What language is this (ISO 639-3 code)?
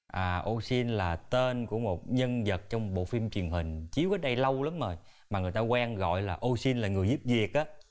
vie